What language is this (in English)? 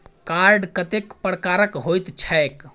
Maithili